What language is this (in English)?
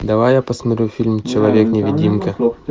Russian